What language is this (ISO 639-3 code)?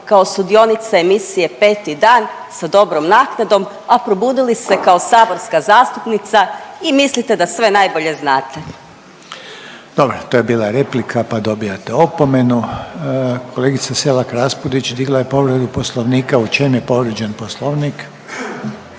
hrv